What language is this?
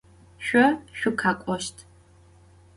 Adyghe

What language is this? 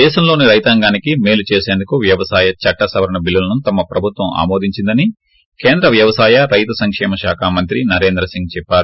Telugu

